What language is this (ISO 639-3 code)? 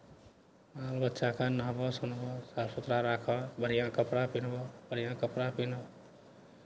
mai